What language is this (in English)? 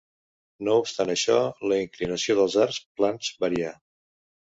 Catalan